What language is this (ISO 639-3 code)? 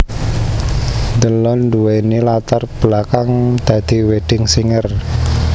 jav